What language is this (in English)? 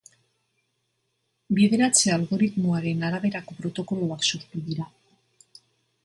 Basque